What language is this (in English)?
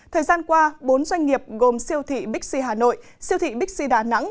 Vietnamese